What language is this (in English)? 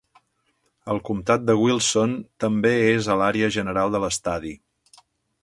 Catalan